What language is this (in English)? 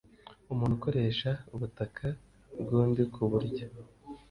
Kinyarwanda